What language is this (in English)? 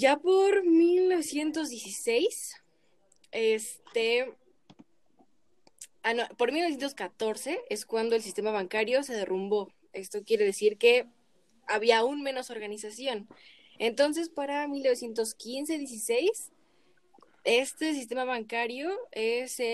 Spanish